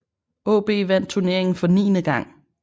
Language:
Danish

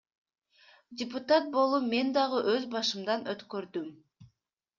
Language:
Kyrgyz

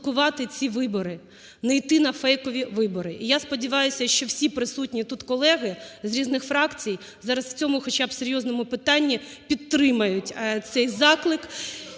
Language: Ukrainian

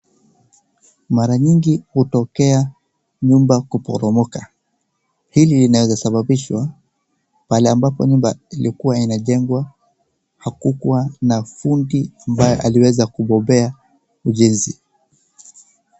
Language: Swahili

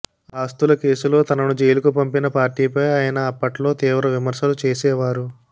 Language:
Telugu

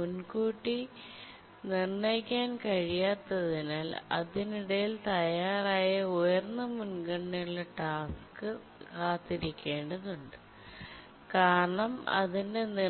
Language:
Malayalam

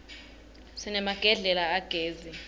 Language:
Swati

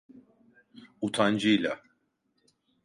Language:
Turkish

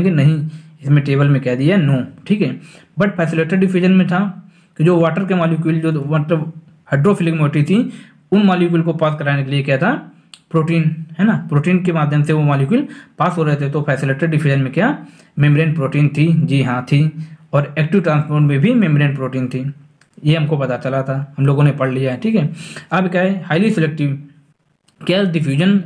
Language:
Hindi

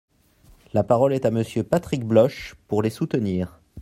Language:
French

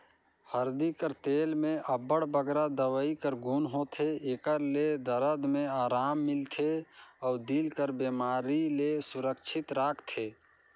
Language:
Chhattisgarhi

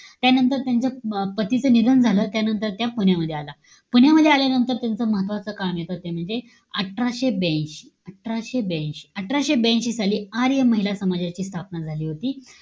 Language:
Marathi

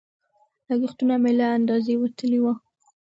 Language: Pashto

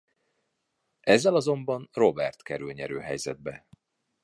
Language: Hungarian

